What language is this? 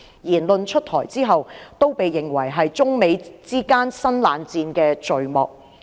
Cantonese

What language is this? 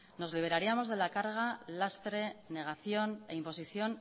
Spanish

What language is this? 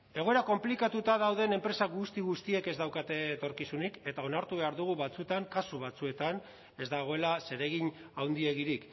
Basque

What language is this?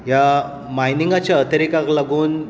Konkani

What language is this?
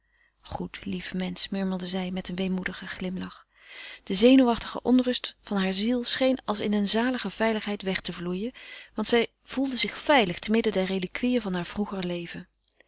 Dutch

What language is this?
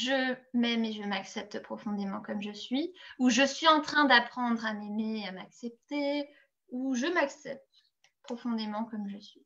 French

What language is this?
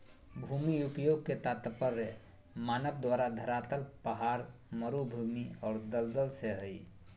Magahi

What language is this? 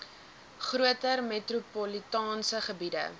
Afrikaans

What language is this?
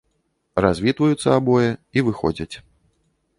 Belarusian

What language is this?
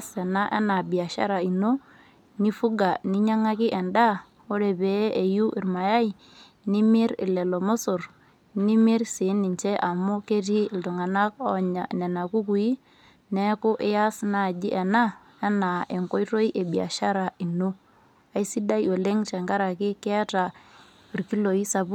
Masai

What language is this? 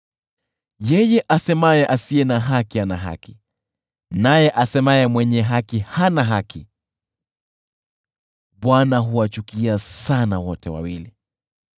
Swahili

